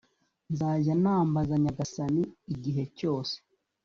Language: Kinyarwanda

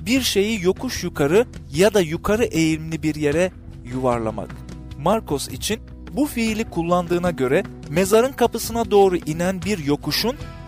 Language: Turkish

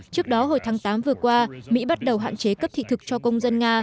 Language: Vietnamese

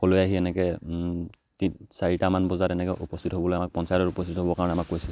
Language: Assamese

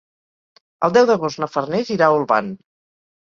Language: Catalan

